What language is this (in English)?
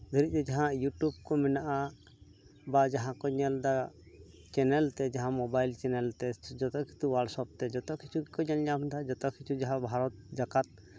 Santali